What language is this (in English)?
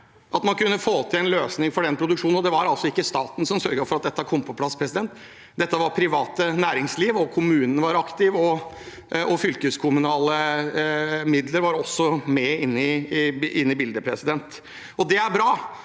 Norwegian